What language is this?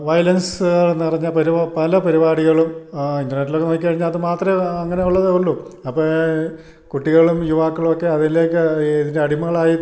Malayalam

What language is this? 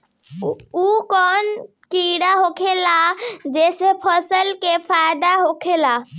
Bhojpuri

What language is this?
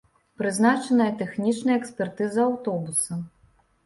Belarusian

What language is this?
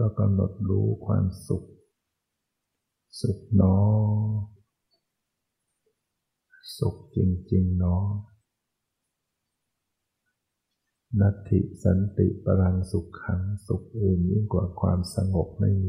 Thai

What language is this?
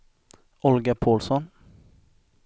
Swedish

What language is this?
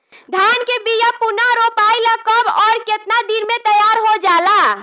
Bhojpuri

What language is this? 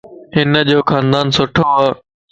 Lasi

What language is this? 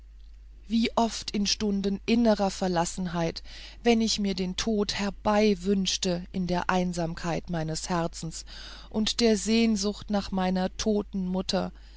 German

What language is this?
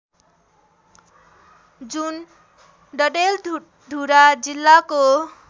Nepali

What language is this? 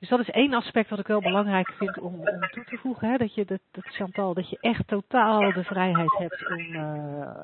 Dutch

